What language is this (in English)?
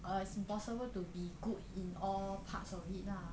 English